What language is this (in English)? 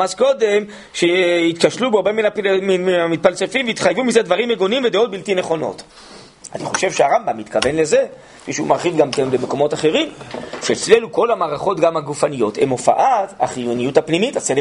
Hebrew